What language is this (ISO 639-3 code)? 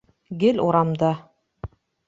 bak